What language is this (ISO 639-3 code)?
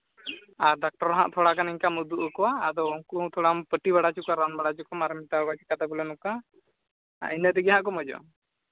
sat